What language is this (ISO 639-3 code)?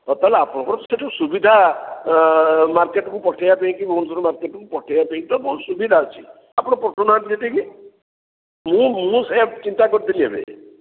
ori